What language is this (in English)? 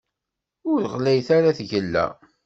Kabyle